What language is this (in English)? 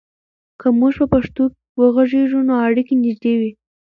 Pashto